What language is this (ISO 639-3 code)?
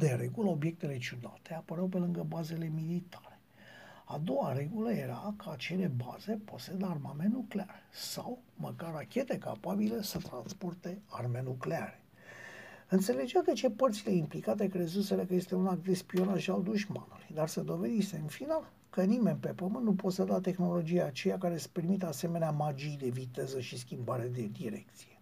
ron